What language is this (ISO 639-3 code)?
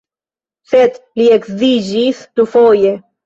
epo